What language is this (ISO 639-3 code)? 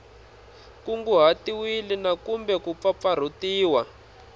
tso